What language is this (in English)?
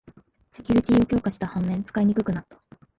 Japanese